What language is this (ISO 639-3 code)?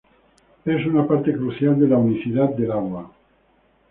spa